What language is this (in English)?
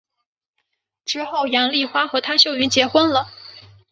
Chinese